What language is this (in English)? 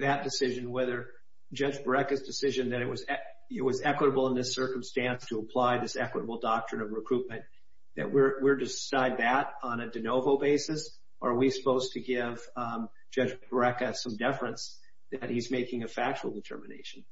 English